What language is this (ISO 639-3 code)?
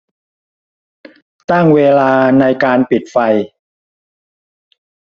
tha